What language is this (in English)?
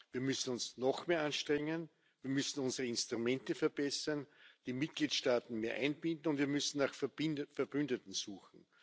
German